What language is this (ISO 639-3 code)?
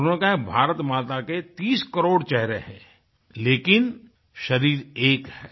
hin